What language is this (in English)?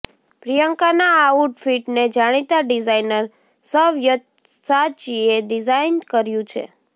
Gujarati